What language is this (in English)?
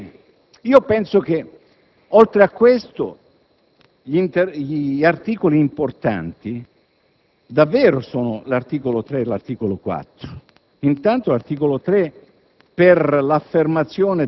Italian